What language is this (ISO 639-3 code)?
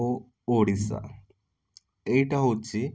ori